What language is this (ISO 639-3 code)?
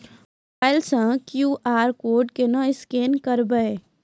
mai